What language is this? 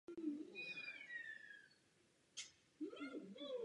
Czech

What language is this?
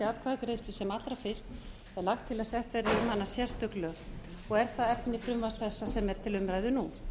Icelandic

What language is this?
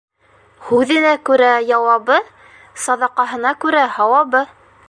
Bashkir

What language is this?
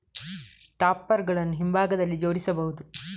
Kannada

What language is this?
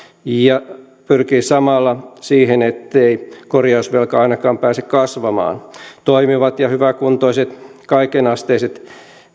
Finnish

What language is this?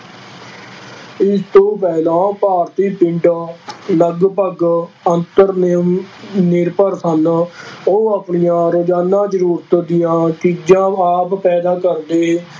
Punjabi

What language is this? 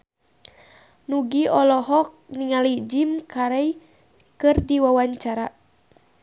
Sundanese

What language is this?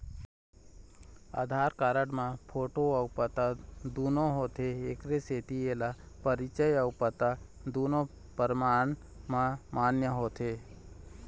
Chhattisgarhi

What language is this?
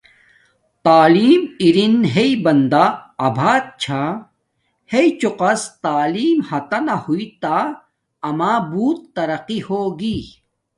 Domaaki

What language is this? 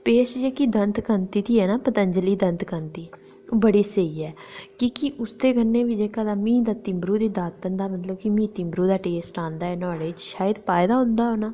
Dogri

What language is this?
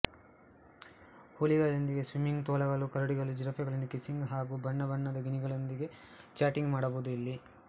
Kannada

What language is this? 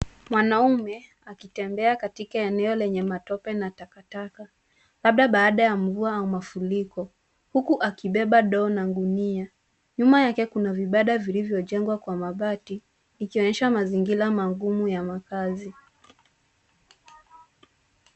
Swahili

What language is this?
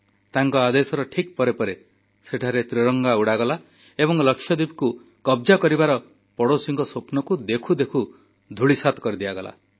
Odia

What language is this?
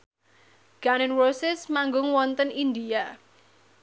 Javanese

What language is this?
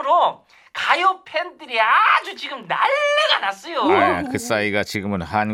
Korean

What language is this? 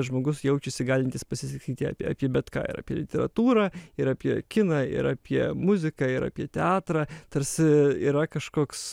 Lithuanian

